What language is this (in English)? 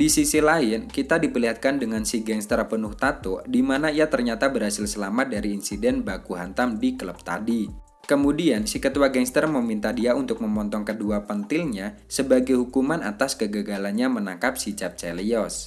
Indonesian